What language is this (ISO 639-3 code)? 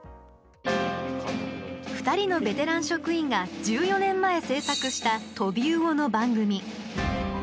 jpn